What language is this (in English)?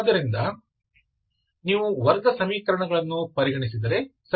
Kannada